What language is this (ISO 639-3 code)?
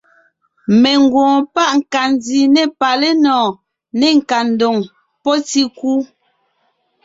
nnh